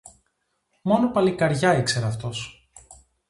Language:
Greek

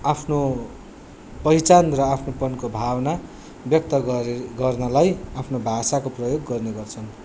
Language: Nepali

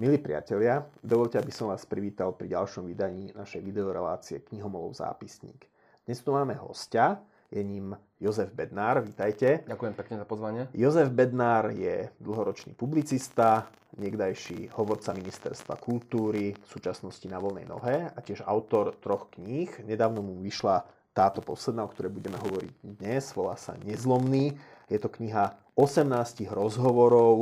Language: Slovak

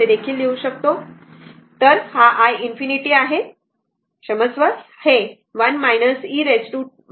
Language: Marathi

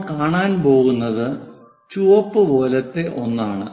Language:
Malayalam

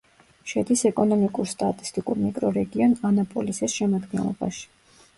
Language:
Georgian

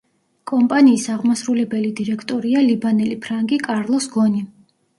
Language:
Georgian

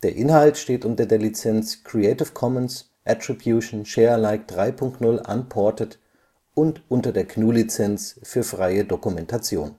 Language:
German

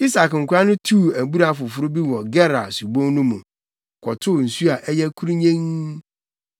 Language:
Akan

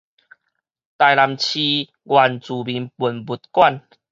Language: Min Nan Chinese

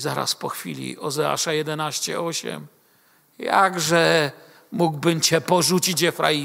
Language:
Polish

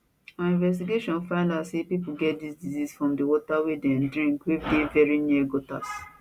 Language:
Nigerian Pidgin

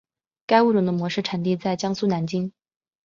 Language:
Chinese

